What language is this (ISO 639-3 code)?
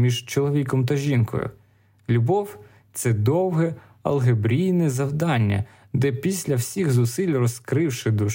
ukr